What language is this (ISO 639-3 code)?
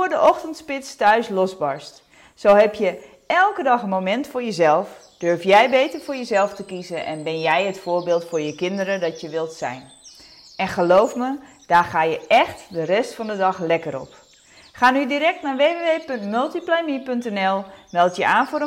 nld